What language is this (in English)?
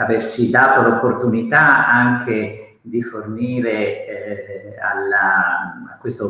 Italian